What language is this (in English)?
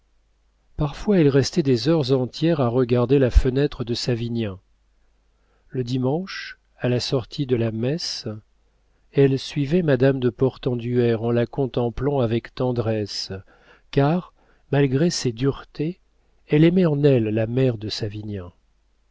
French